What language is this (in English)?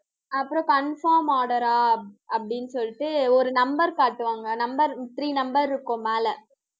Tamil